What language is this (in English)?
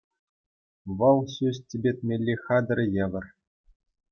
Chuvash